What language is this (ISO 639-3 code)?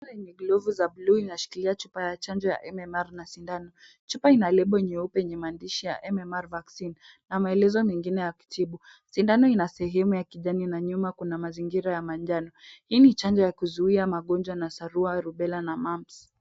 swa